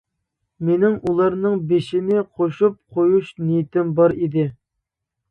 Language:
Uyghur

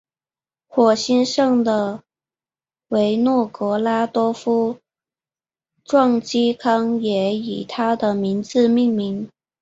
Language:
Chinese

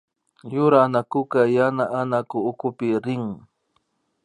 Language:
Imbabura Highland Quichua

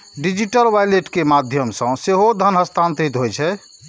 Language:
Maithili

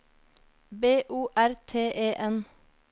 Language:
Norwegian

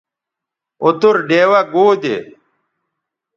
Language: Bateri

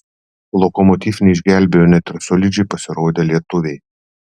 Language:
Lithuanian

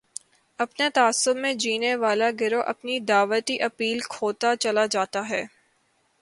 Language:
Urdu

